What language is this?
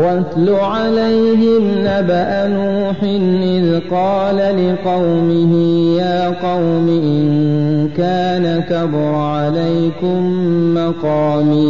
Arabic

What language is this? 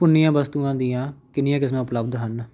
Punjabi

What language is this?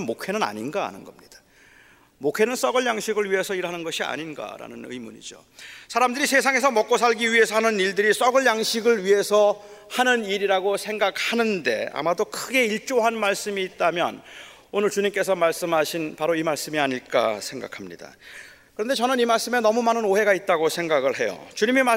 Korean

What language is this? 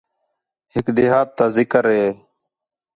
Khetrani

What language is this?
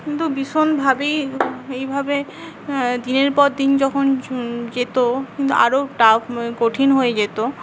Bangla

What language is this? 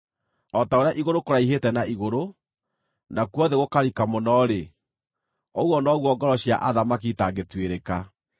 Kikuyu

